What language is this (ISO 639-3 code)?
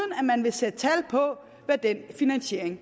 dan